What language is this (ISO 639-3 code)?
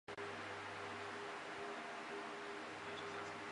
zho